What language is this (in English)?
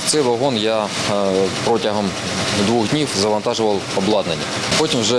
Ukrainian